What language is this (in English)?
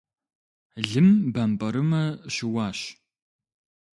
Kabardian